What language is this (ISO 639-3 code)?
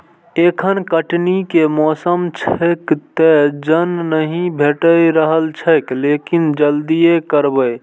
mai